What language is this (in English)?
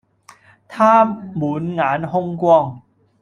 Cantonese